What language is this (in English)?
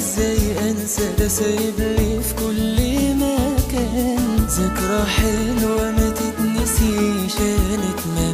Arabic